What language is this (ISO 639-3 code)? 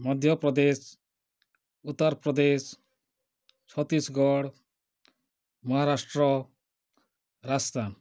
ori